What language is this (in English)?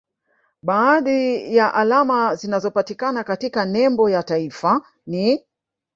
Swahili